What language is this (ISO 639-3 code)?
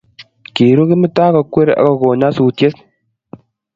kln